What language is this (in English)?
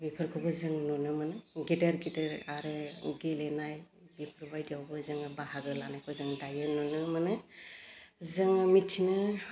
Bodo